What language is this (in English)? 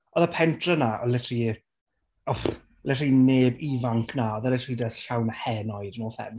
Welsh